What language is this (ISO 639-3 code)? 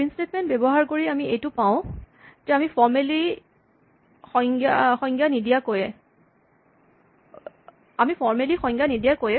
asm